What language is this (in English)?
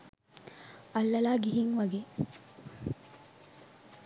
Sinhala